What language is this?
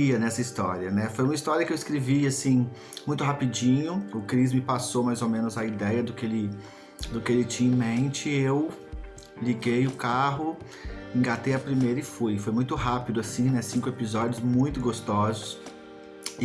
Portuguese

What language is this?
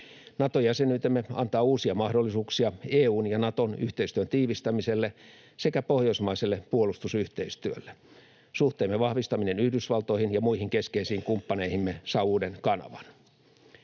Finnish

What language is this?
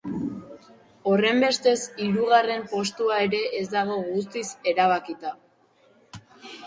Basque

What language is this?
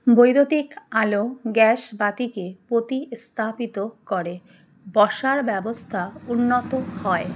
Bangla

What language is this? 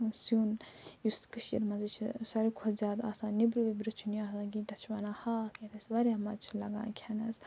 Kashmiri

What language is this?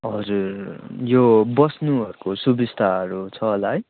Nepali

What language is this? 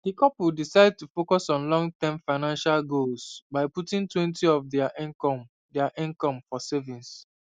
Nigerian Pidgin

